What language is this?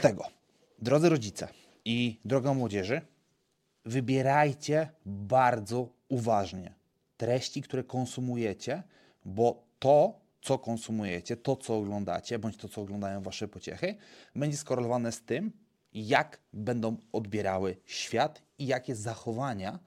Polish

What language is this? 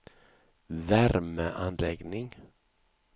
Swedish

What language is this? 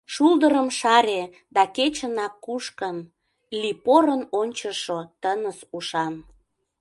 Mari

